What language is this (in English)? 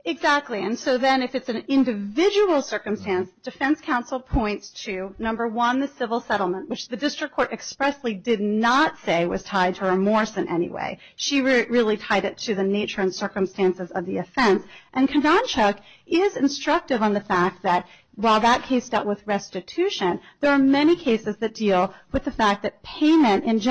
English